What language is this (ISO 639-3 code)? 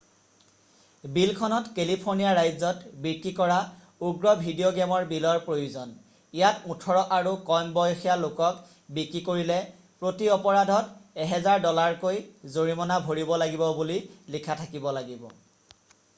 asm